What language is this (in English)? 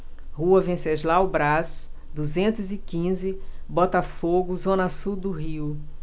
Portuguese